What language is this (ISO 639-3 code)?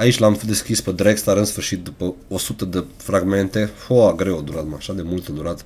ron